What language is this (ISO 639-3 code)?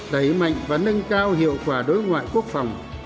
vie